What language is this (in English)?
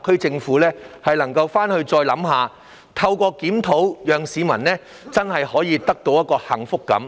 Cantonese